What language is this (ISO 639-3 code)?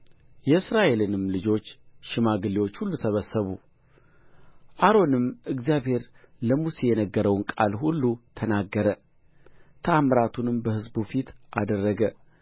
amh